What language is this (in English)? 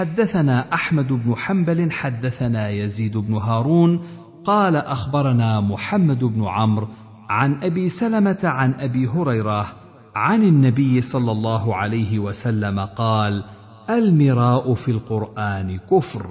Arabic